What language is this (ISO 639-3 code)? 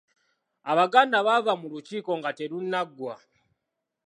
lug